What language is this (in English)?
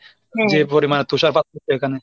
Bangla